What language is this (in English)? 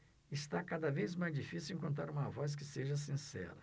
Portuguese